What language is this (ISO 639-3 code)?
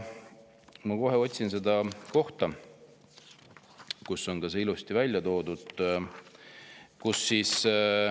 est